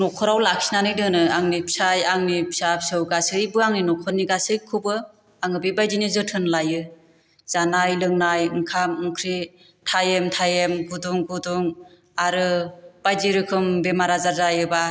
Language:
Bodo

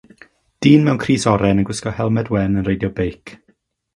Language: Welsh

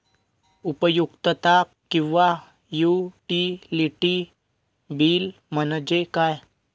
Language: Marathi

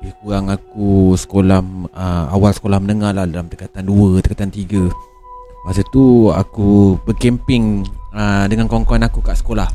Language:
Malay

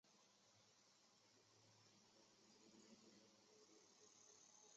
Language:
Chinese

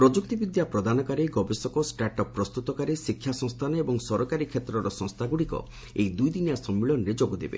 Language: Odia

